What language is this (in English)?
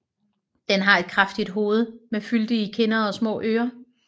Danish